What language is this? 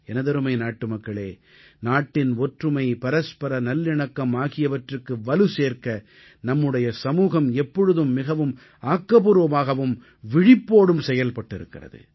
Tamil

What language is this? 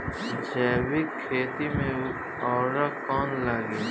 Bhojpuri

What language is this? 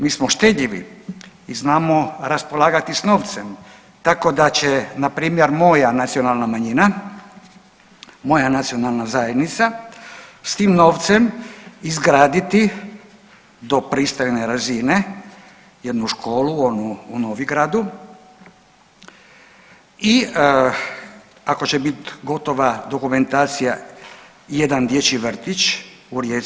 Croatian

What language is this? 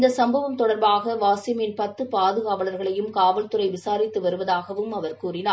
Tamil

